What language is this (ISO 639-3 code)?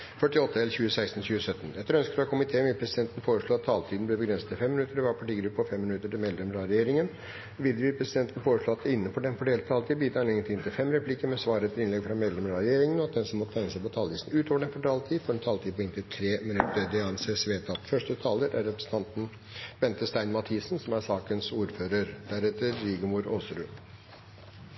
nob